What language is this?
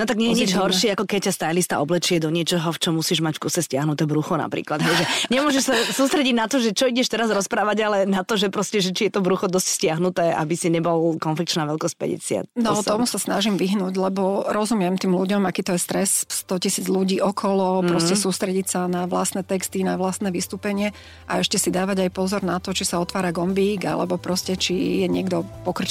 Slovak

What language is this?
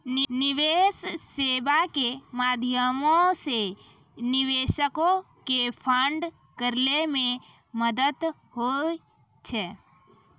Maithili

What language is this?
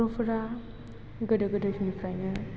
Bodo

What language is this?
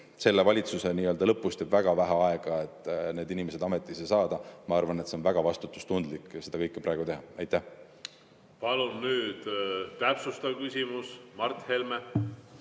Estonian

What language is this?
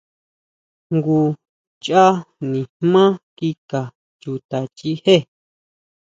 Huautla Mazatec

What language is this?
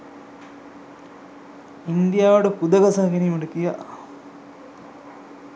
Sinhala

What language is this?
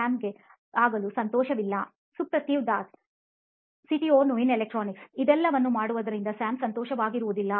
Kannada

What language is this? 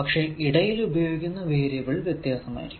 Malayalam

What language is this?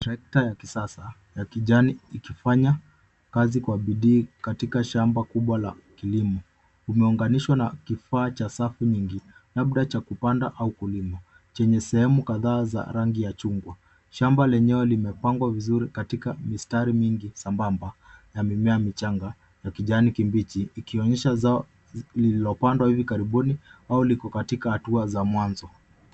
Swahili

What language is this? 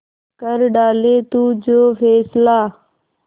Hindi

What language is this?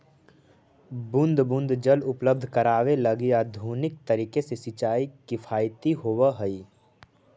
Magahi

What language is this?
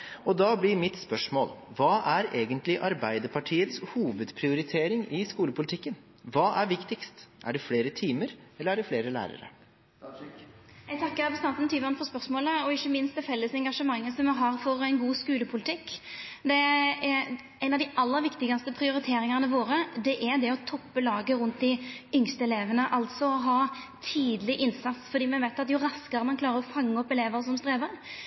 Norwegian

